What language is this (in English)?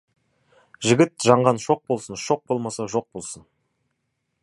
Kazakh